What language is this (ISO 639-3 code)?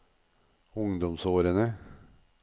nor